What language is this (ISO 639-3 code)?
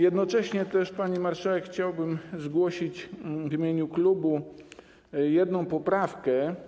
pol